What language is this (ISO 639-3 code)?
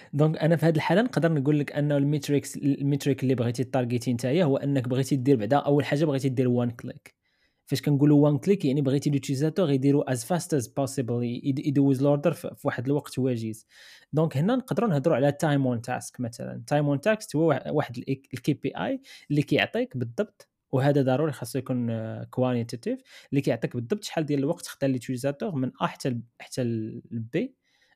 ara